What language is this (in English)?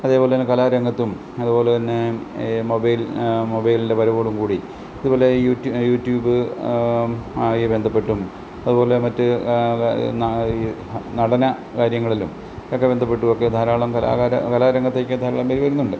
Malayalam